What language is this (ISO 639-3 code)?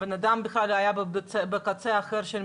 heb